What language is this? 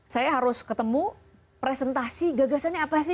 Indonesian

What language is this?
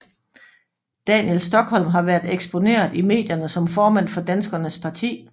Danish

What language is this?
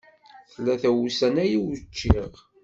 Kabyle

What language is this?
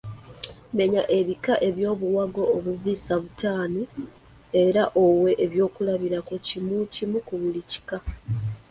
Ganda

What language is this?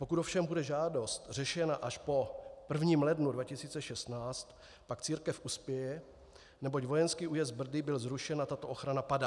Czech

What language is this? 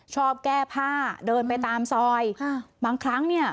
Thai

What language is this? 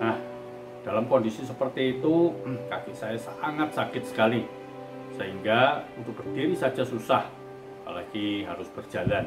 Indonesian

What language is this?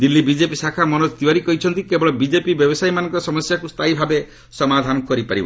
Odia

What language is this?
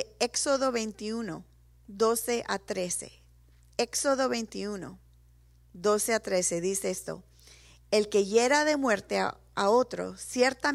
Spanish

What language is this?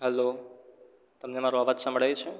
Gujarati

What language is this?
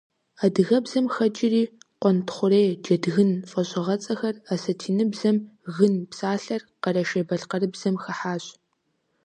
Kabardian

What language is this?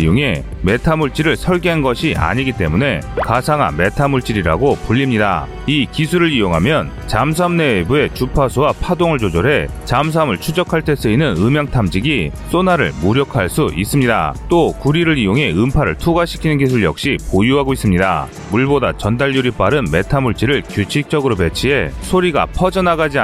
Korean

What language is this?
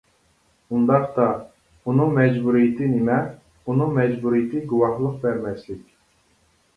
Uyghur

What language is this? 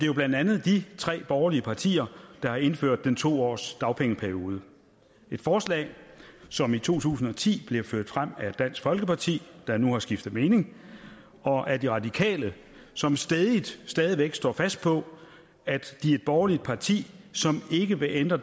Danish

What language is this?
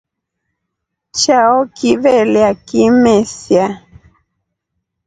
Rombo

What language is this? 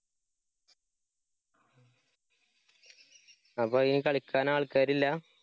Malayalam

